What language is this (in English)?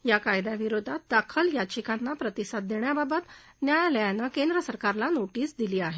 Marathi